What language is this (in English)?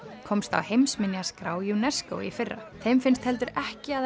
Icelandic